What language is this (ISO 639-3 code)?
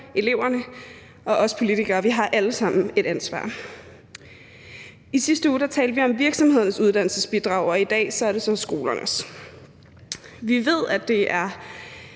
dan